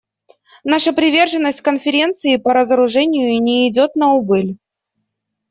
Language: Russian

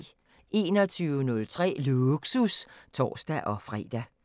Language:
Danish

